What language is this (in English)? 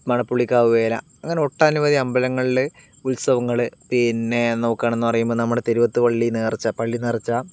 Malayalam